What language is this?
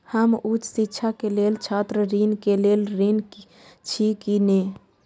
Maithili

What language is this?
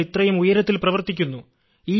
Malayalam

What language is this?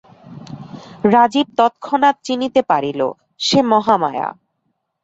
Bangla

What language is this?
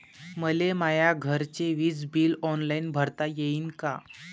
Marathi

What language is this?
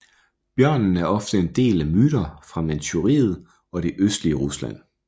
Danish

